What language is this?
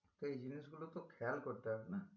Bangla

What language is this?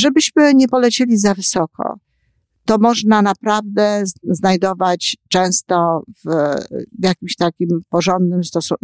Polish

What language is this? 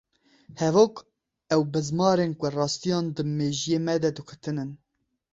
Kurdish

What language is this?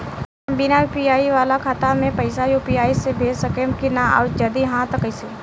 Bhojpuri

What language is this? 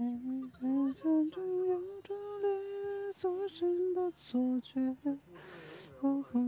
Chinese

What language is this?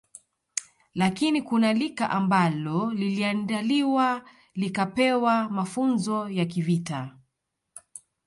Swahili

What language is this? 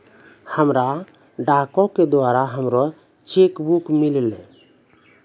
Maithili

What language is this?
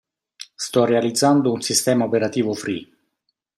Italian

